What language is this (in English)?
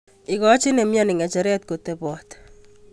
Kalenjin